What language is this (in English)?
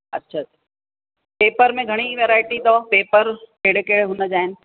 Sindhi